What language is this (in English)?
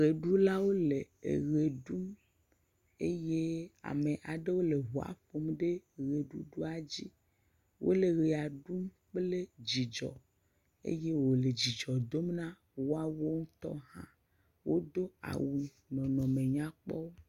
Ewe